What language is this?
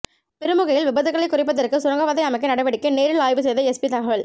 Tamil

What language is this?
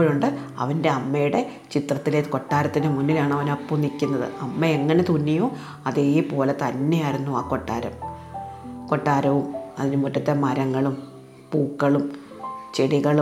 Malayalam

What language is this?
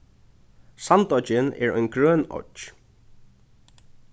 Faroese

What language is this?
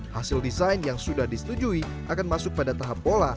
Indonesian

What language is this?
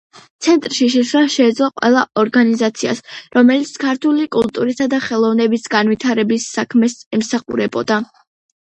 Georgian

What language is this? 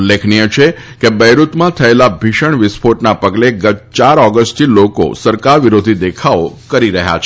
Gujarati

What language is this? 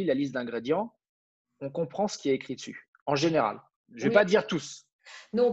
French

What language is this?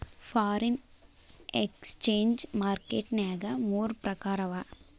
Kannada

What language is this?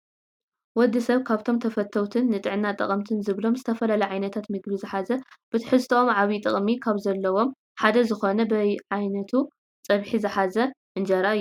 Tigrinya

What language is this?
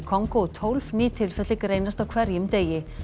Icelandic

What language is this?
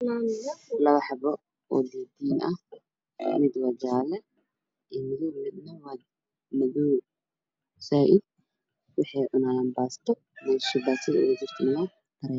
Somali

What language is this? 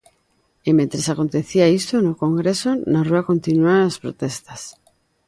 Galician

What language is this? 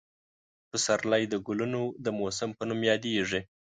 Pashto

